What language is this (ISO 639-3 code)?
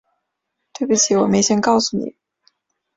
zho